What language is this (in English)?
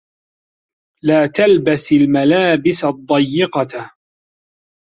Arabic